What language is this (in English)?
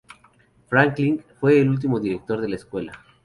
Spanish